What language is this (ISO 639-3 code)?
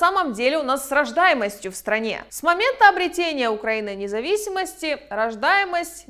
rus